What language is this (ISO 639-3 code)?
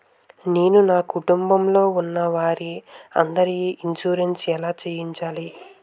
tel